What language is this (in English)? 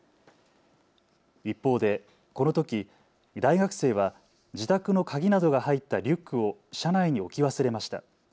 Japanese